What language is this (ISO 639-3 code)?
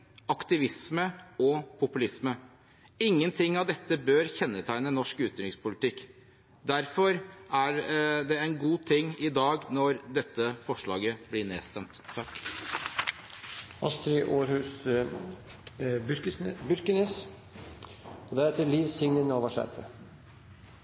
nor